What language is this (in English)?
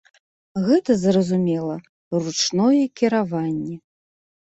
Belarusian